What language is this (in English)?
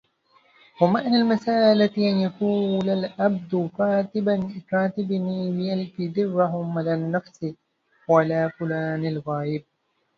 Arabic